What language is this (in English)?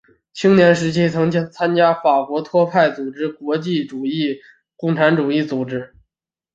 Chinese